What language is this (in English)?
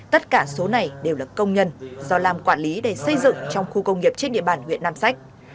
Vietnamese